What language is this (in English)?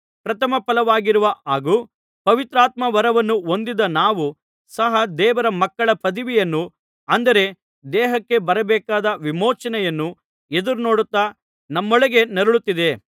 Kannada